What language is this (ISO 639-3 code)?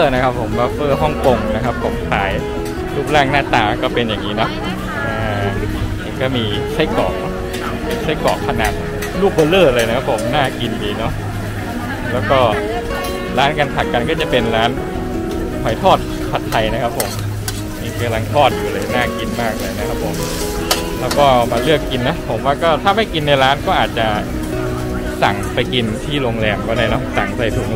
tha